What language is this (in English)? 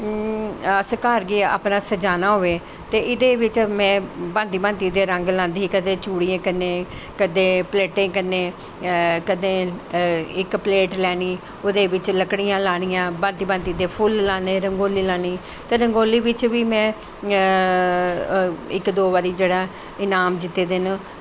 Dogri